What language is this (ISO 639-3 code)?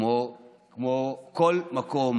heb